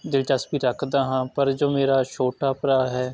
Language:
Punjabi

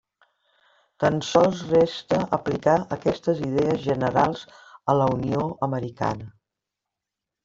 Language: Catalan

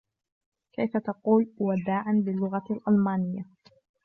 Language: Arabic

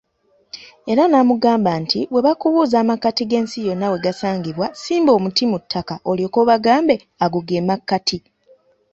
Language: Ganda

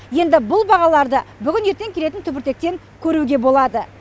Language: Kazakh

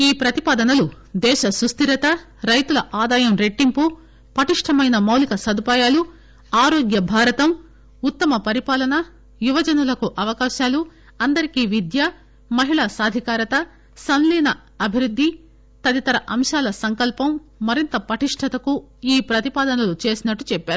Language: Telugu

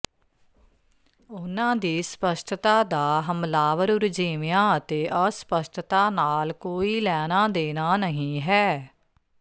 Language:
Punjabi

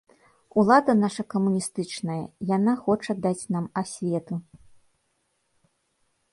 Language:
Belarusian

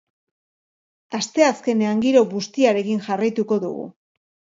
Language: Basque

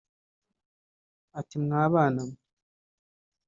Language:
Kinyarwanda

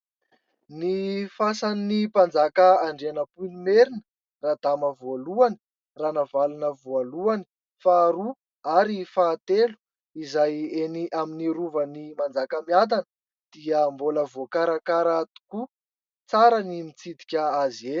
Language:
Malagasy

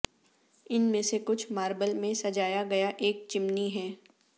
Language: Urdu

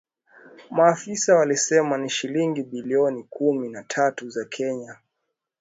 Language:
Swahili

